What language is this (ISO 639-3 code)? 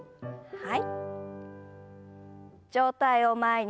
jpn